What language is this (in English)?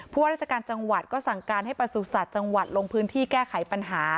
Thai